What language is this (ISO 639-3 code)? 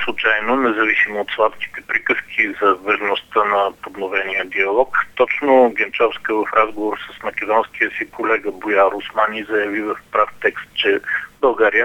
bul